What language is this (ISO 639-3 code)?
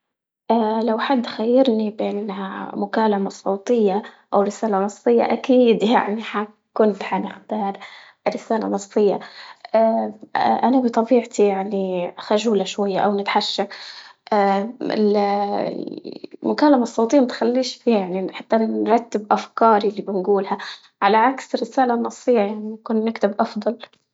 ayl